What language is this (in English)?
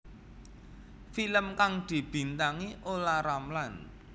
Javanese